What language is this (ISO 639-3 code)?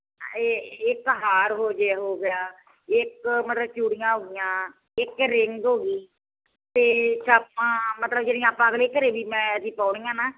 pan